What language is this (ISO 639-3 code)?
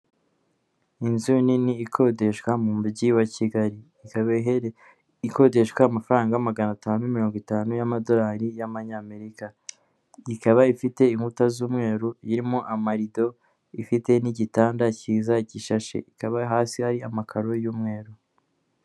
kin